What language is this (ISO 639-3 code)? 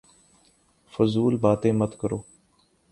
urd